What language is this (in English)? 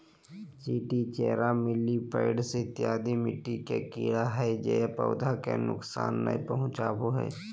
Magahi